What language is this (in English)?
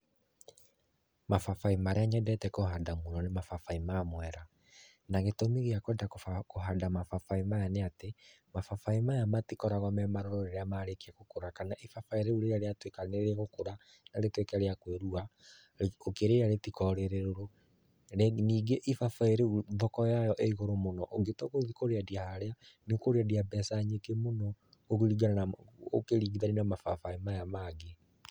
Kikuyu